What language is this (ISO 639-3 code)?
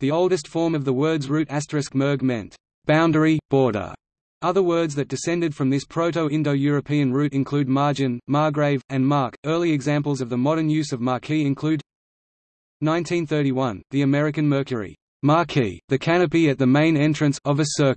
eng